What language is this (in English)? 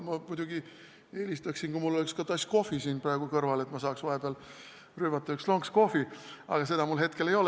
Estonian